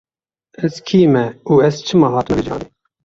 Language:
Kurdish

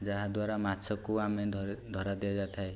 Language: Odia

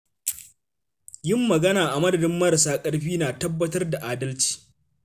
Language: Hausa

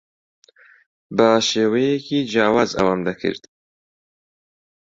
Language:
Central Kurdish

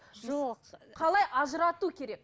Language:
Kazakh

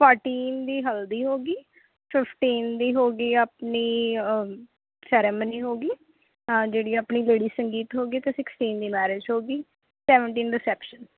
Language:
Punjabi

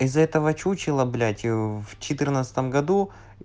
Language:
Russian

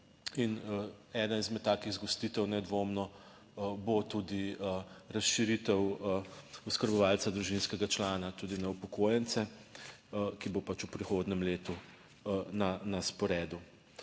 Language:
Slovenian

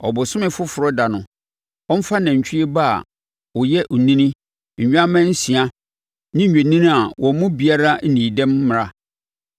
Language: Akan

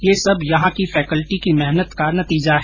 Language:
Hindi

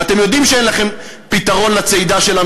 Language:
Hebrew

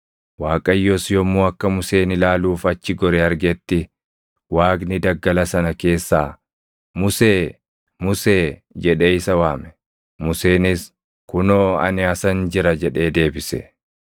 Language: Oromo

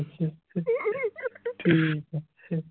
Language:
Punjabi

